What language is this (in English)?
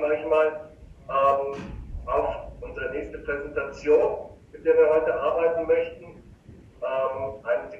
German